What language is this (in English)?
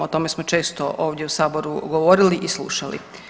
Croatian